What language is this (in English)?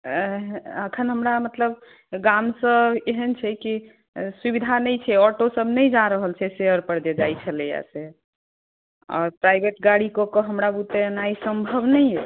Maithili